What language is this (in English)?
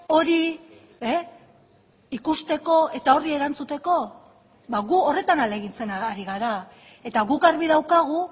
Basque